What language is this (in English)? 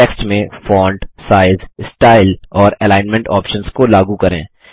Hindi